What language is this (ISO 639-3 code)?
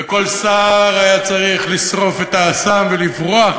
heb